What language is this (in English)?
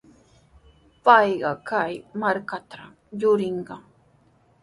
Sihuas Ancash Quechua